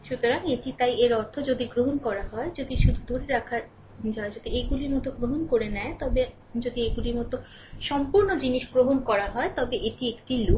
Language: Bangla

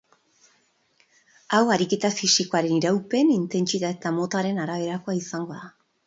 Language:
Basque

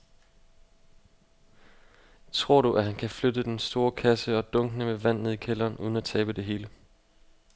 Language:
Danish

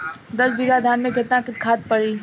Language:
Bhojpuri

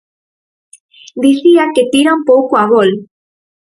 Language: Galician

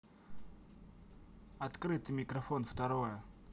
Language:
Russian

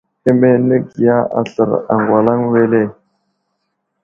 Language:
Wuzlam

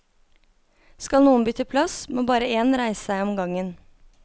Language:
Norwegian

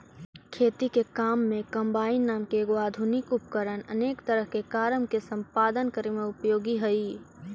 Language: Magahi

